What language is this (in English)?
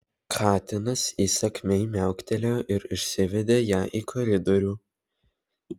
Lithuanian